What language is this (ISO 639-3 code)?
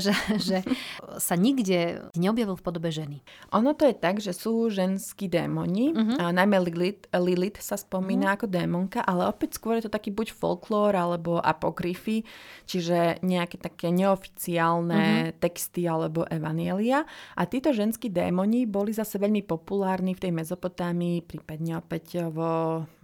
slk